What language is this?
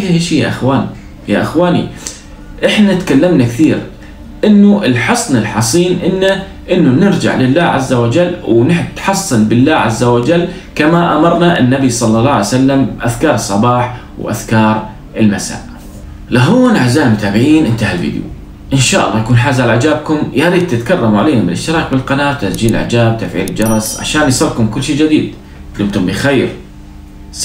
Arabic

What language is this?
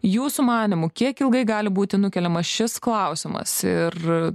Lithuanian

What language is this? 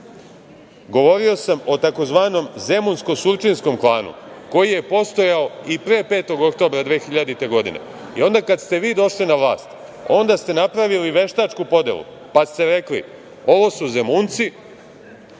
Serbian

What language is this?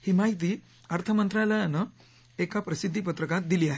Marathi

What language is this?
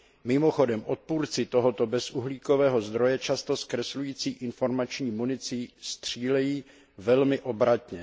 Czech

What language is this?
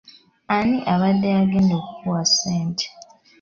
Ganda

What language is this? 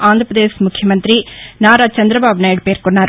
Telugu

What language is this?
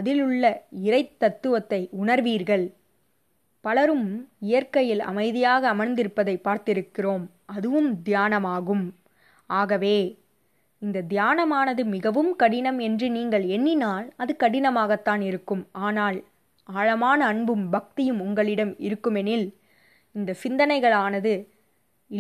Tamil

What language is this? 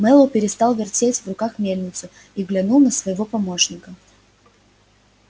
Russian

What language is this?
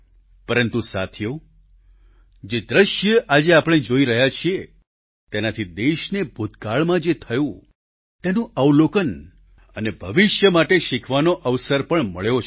Gujarati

